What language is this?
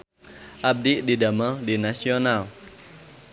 Sundanese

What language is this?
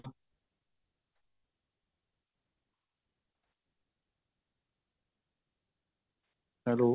Punjabi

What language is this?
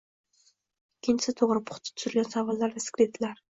Uzbek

